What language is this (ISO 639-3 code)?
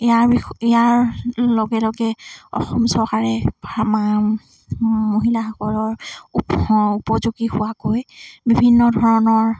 asm